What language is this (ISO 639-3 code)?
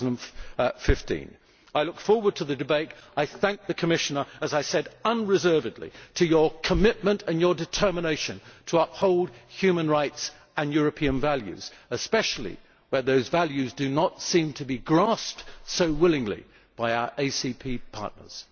eng